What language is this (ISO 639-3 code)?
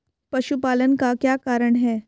hin